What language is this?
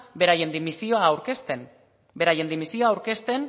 Basque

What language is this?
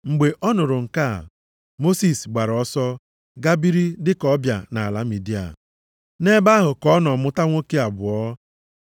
Igbo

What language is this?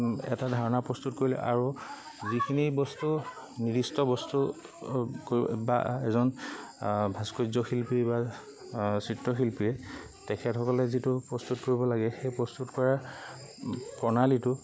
Assamese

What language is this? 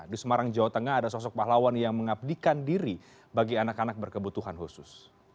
Indonesian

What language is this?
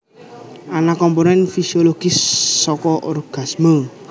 Javanese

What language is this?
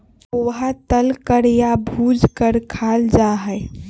Magahi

